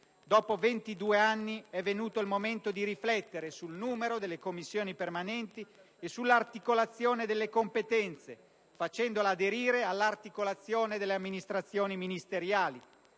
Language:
Italian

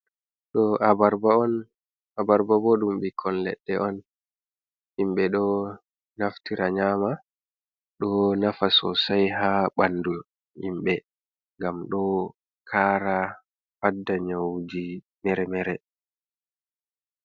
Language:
Fula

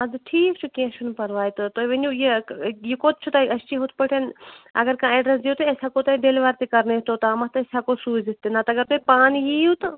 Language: Kashmiri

